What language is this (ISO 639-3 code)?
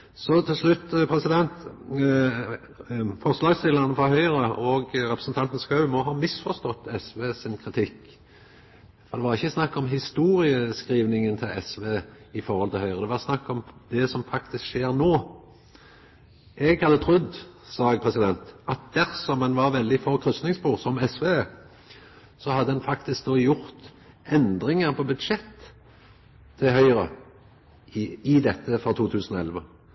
nno